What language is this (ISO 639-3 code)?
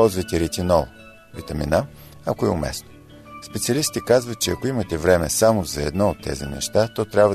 bul